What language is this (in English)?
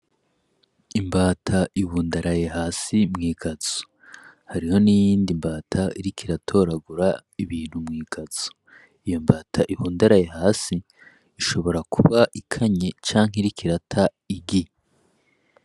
Rundi